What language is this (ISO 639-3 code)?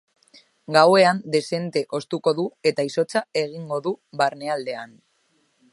eus